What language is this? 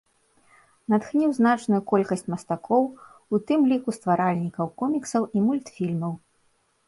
Belarusian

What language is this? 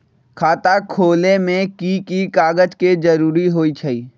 Magahi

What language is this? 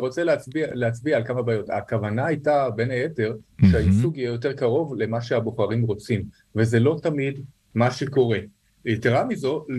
Hebrew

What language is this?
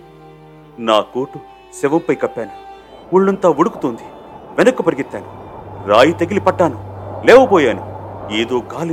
Telugu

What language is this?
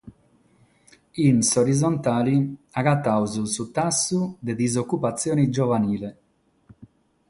Sardinian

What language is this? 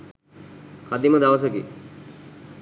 Sinhala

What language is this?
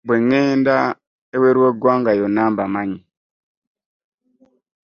Ganda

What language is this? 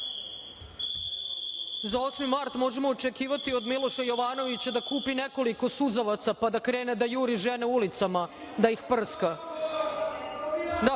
Serbian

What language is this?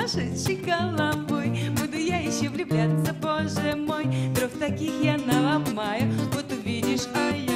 Ukrainian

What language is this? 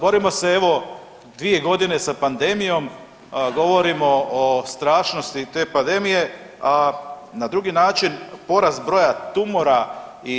Croatian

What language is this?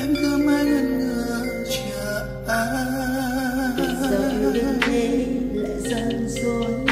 Vietnamese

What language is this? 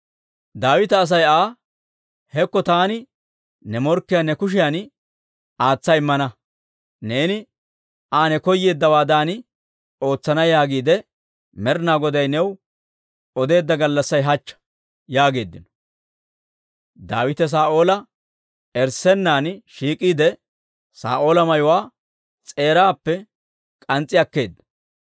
Dawro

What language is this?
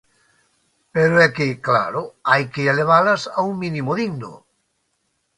Galician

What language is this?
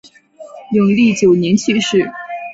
Chinese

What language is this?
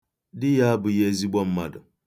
Igbo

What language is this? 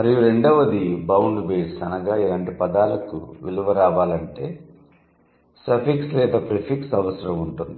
Telugu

